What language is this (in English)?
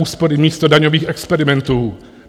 Czech